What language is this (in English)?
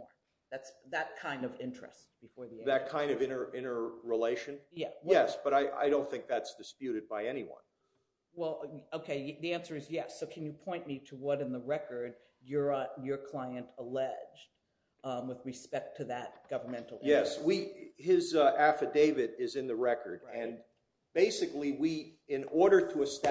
English